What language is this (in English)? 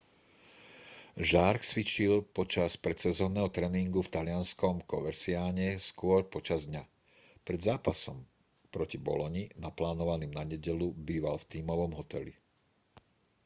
Slovak